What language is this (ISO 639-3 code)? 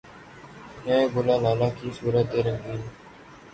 urd